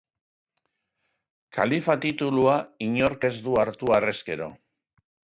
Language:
Basque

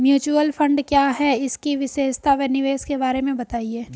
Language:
Hindi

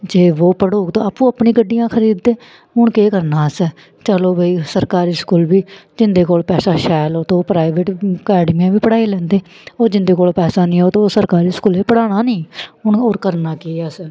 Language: Dogri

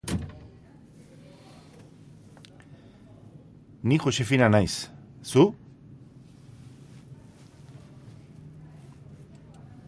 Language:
Basque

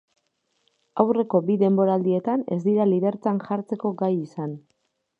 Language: Basque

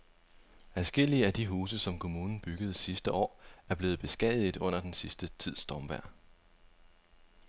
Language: Danish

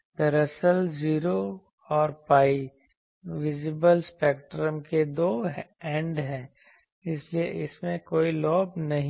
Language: Hindi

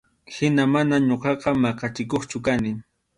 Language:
Arequipa-La Unión Quechua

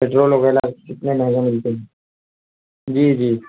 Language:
Urdu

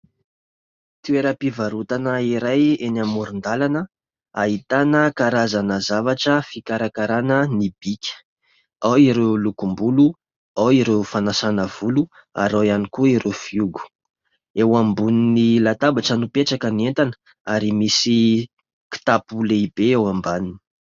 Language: Malagasy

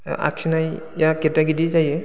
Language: Bodo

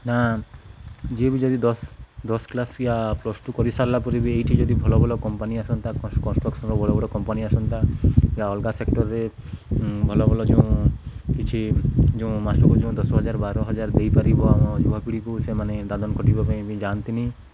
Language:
Odia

